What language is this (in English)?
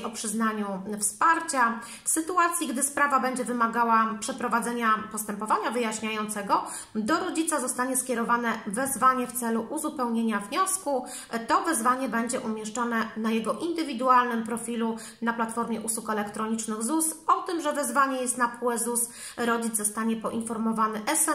Polish